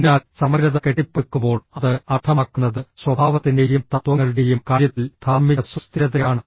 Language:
Malayalam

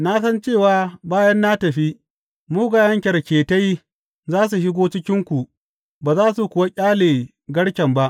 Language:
Hausa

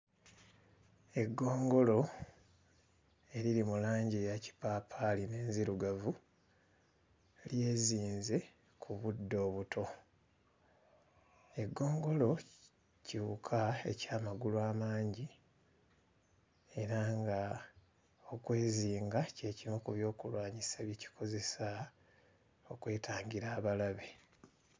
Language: Ganda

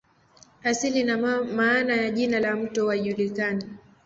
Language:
Swahili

